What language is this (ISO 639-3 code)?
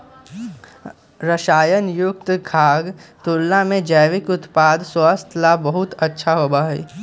mag